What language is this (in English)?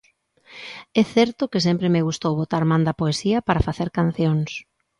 Galician